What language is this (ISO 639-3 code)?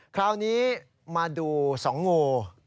tha